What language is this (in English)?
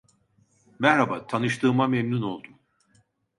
Turkish